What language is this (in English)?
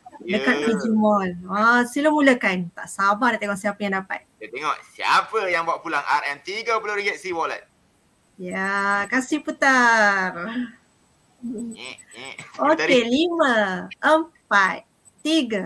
Malay